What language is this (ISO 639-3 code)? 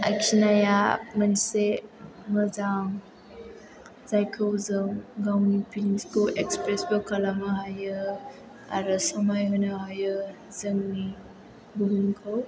brx